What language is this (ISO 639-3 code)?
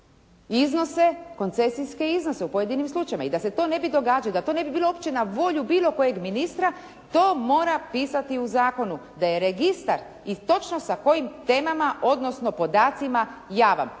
hrv